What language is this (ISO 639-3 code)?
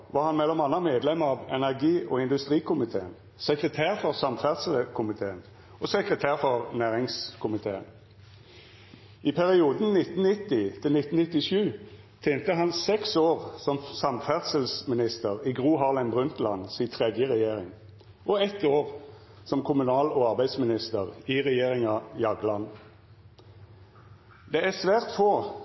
nno